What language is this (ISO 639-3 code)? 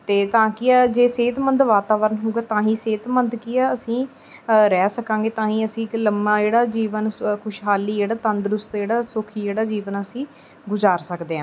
pan